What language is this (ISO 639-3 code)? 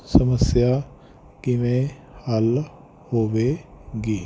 pan